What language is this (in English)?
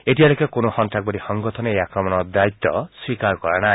Assamese